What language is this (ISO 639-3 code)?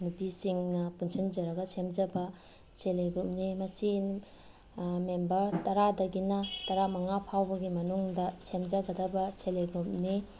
mni